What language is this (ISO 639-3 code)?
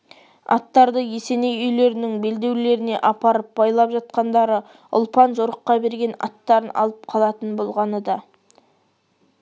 kaz